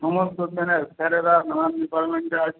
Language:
Bangla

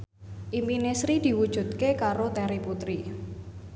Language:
Javanese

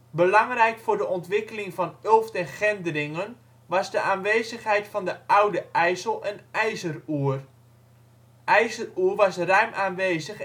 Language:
Dutch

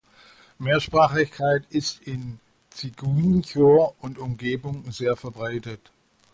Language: German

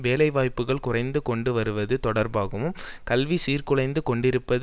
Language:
Tamil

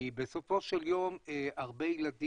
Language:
Hebrew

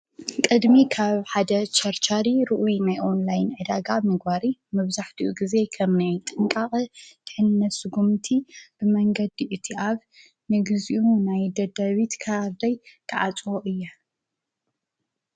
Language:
Tigrinya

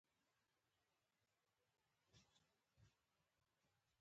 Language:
Pashto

